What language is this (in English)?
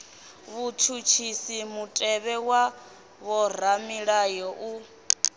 Venda